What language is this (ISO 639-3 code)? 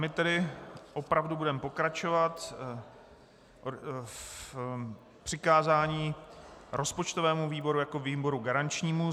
ces